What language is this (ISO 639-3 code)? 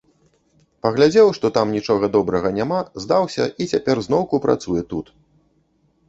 bel